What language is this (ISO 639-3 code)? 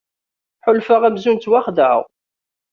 kab